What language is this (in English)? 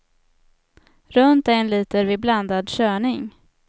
Swedish